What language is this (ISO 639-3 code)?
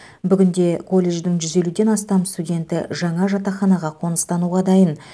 kaz